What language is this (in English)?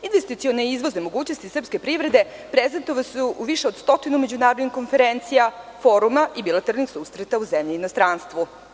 Serbian